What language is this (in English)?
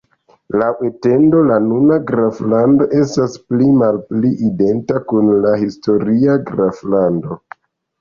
Esperanto